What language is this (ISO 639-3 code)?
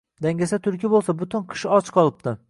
uzb